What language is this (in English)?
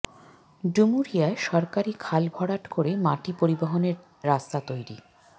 Bangla